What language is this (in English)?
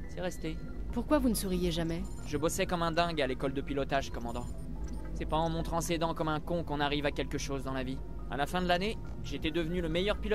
French